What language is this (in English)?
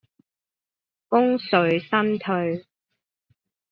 Cantonese